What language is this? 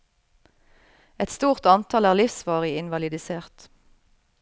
Norwegian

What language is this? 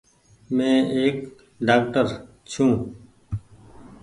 Goaria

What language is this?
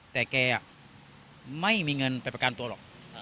Thai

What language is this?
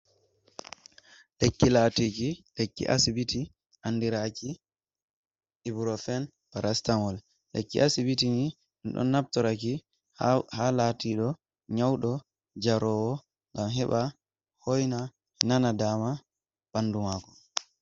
Fula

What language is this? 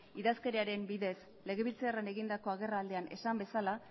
Basque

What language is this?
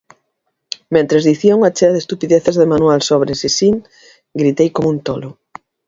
Galician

